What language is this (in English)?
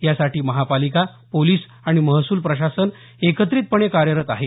Marathi